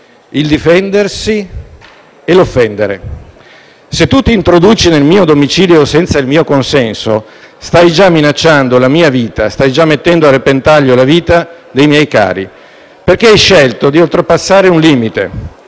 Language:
Italian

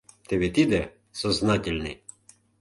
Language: Mari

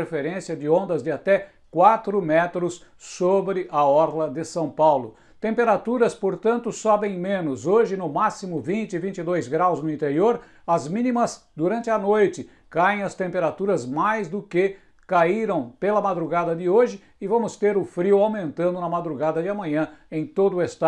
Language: Portuguese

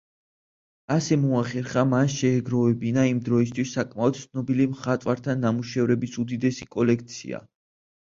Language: Georgian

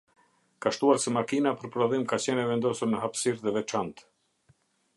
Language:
Albanian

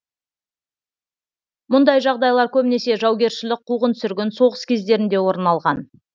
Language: Kazakh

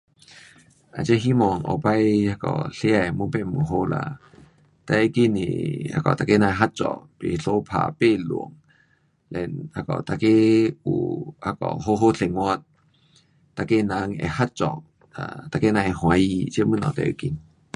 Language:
Pu-Xian Chinese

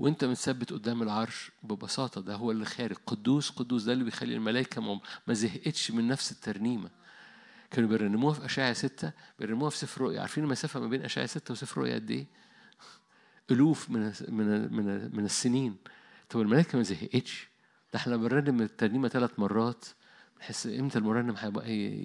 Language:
Arabic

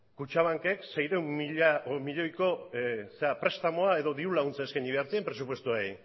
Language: Basque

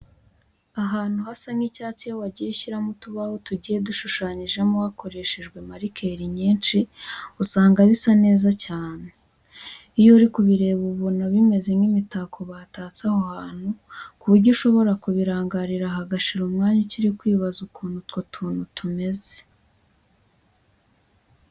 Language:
Kinyarwanda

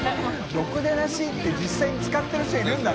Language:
Japanese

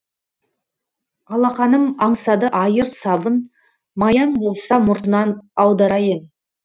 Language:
Kazakh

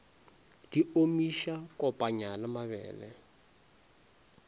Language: Northern Sotho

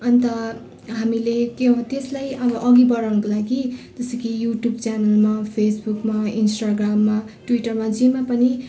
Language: Nepali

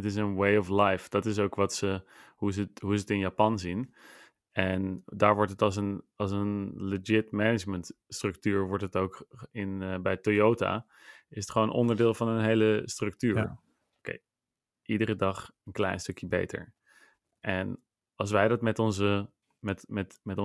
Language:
Dutch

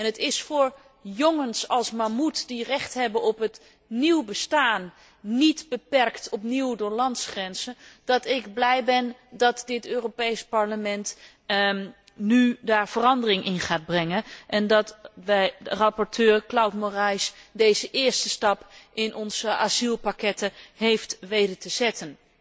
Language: Dutch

